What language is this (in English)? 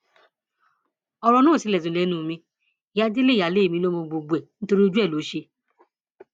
Yoruba